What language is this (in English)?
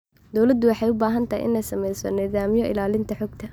Somali